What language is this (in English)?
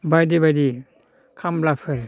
Bodo